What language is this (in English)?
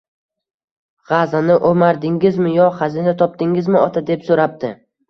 Uzbek